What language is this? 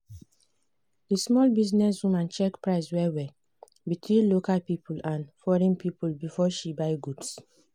Nigerian Pidgin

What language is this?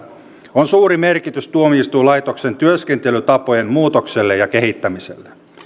Finnish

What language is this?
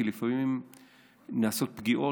Hebrew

